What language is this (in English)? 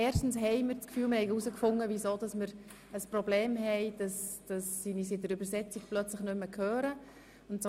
Swiss German